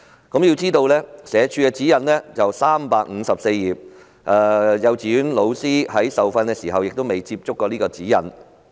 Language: Cantonese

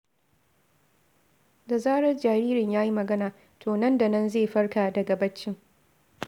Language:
Hausa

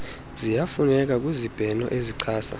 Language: Xhosa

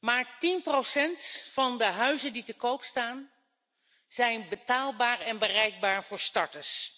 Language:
Dutch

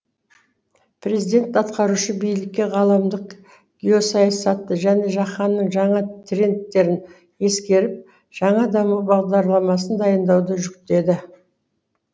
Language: Kazakh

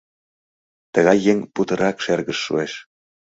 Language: Mari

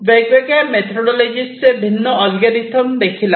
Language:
Marathi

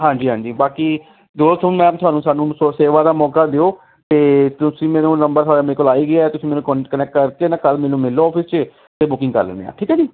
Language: Punjabi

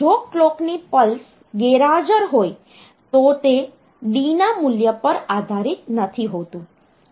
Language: Gujarati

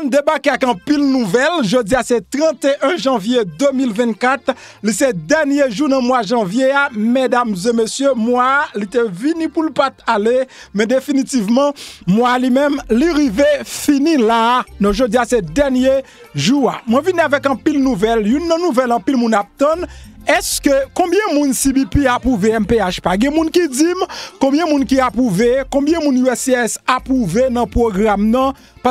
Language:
French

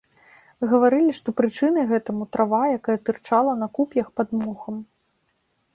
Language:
Belarusian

